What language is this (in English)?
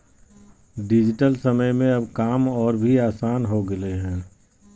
Magahi